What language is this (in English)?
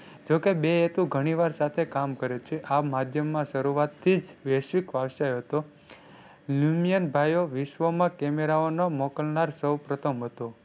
Gujarati